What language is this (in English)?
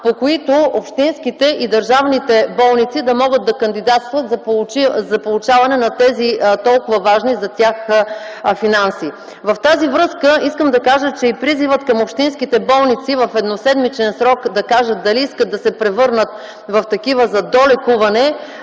Bulgarian